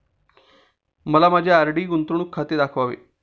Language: Marathi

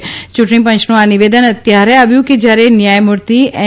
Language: Gujarati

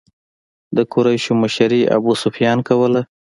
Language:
Pashto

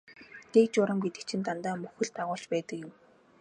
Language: Mongolian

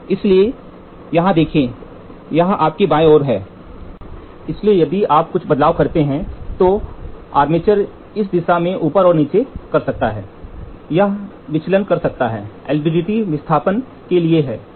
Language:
Hindi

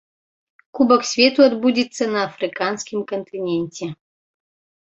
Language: Belarusian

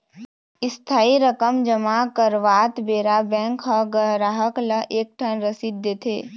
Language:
Chhattisgarhi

